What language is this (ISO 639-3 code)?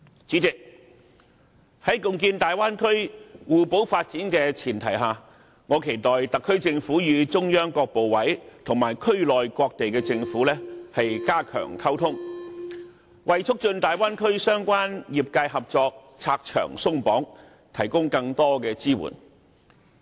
yue